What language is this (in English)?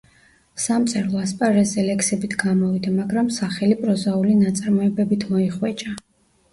Georgian